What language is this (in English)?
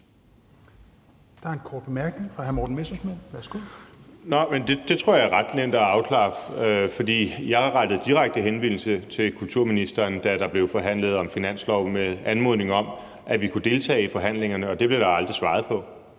Danish